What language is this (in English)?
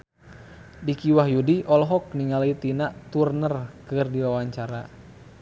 Sundanese